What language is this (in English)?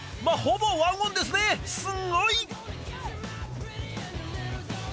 Japanese